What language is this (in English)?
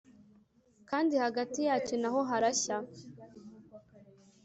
Kinyarwanda